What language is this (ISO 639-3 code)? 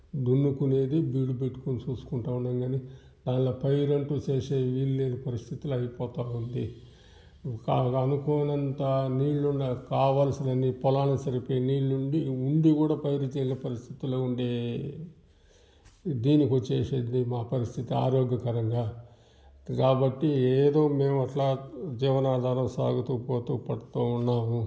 tel